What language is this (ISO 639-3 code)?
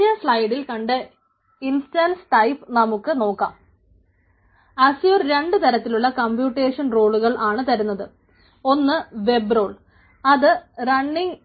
mal